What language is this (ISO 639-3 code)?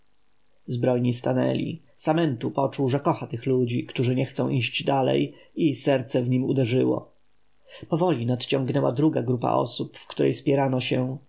pol